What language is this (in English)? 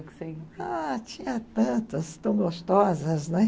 Portuguese